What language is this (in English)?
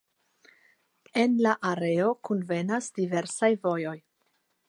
Esperanto